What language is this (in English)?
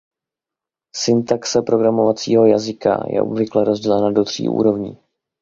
Czech